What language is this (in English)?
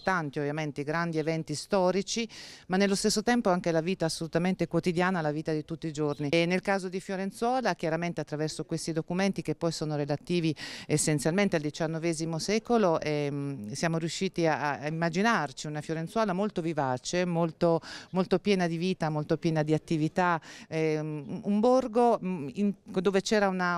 Italian